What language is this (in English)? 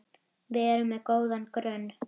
Icelandic